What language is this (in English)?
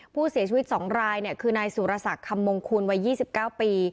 Thai